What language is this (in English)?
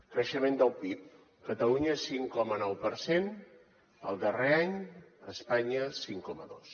Catalan